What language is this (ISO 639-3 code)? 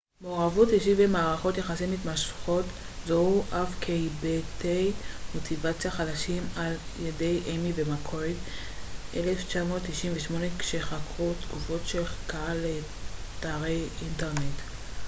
heb